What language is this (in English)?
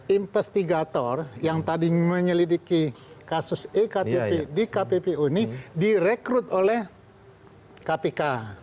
Indonesian